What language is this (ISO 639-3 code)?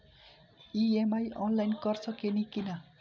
bho